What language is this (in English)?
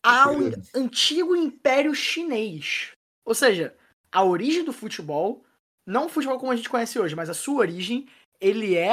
Portuguese